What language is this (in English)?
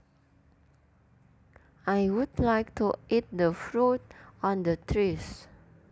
Javanese